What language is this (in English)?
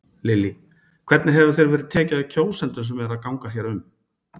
Icelandic